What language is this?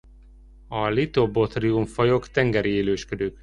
Hungarian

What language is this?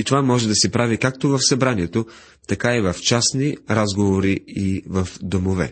Bulgarian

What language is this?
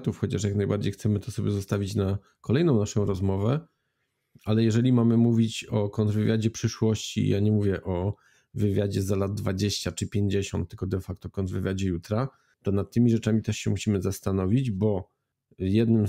Polish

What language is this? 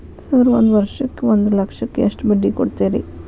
Kannada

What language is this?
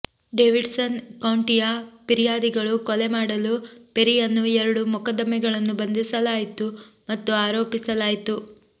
Kannada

